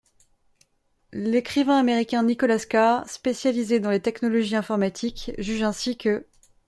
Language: French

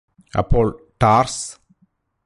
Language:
Malayalam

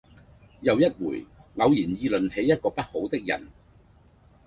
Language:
Cantonese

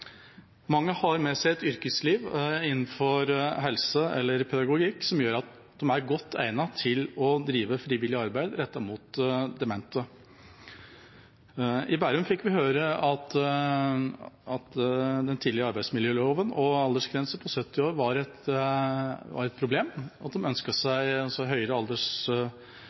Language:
Norwegian Bokmål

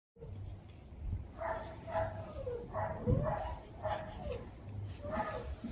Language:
Romanian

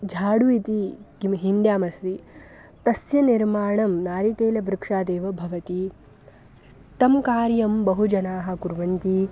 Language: Sanskrit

